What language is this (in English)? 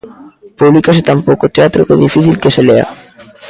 Galician